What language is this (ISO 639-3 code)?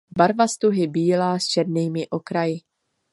ces